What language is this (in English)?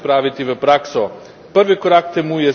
Slovenian